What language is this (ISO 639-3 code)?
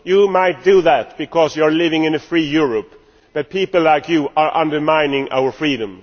eng